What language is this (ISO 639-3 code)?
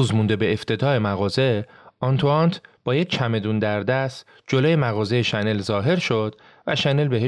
fas